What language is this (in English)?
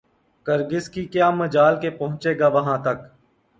Urdu